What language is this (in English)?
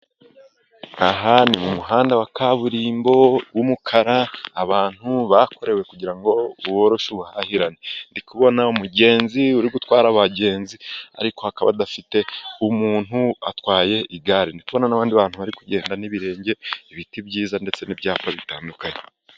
Kinyarwanda